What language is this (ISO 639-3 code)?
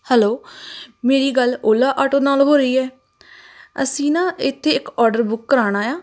pan